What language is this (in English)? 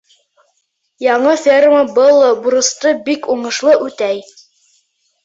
Bashkir